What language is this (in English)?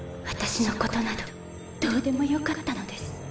Japanese